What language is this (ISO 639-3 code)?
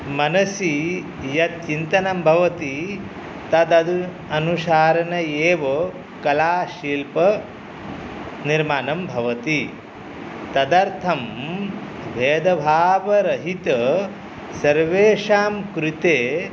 san